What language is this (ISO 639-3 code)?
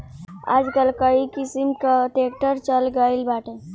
bho